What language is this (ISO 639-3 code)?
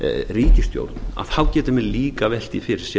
isl